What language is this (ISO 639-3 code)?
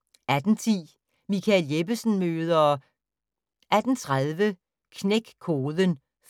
dan